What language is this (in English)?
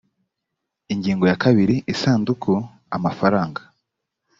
Kinyarwanda